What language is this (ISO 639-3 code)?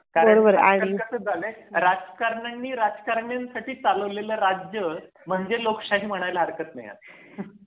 mar